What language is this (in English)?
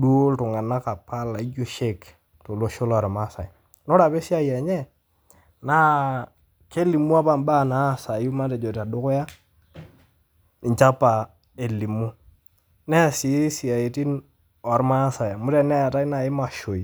Masai